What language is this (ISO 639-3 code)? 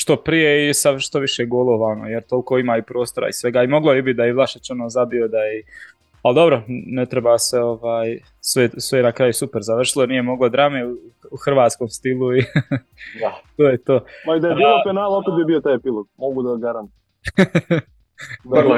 hrv